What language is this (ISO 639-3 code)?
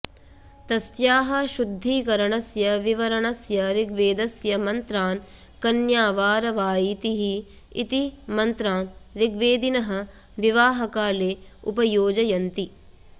san